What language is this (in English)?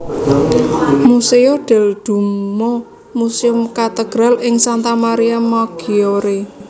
Javanese